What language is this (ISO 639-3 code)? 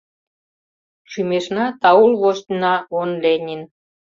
chm